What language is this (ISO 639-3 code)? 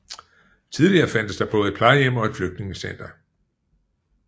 dan